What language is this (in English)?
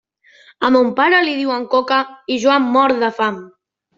Catalan